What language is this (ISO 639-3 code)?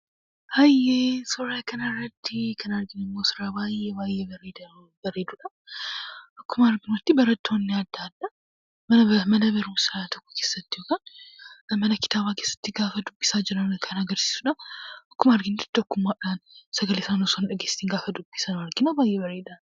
orm